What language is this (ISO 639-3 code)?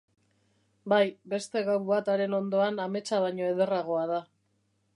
eus